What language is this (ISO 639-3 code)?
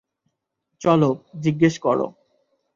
ben